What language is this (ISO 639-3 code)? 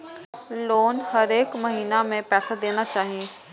mai